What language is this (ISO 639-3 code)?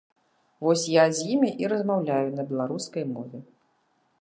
bel